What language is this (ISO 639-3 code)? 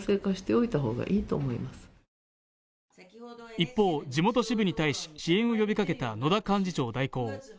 jpn